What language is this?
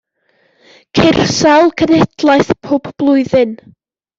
Welsh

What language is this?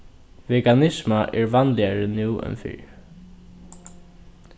Faroese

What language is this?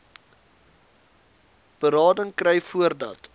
Afrikaans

